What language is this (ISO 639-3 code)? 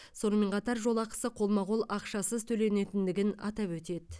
kaz